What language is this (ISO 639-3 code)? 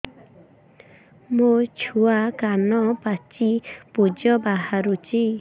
ori